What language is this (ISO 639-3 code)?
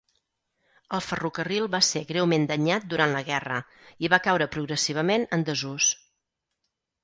cat